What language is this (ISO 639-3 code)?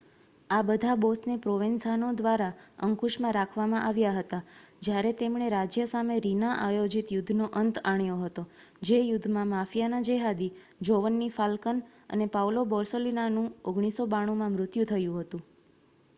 guj